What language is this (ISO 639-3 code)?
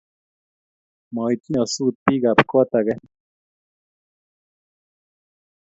kln